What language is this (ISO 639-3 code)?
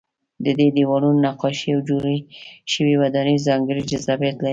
pus